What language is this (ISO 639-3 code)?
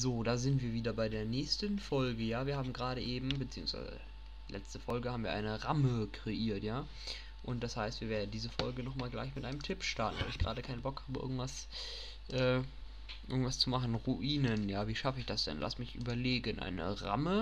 deu